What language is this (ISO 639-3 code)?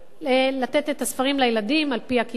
heb